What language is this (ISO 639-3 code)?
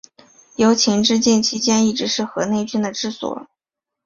zho